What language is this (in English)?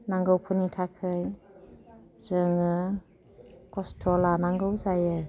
Bodo